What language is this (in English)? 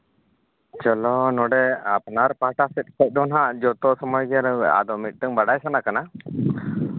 Santali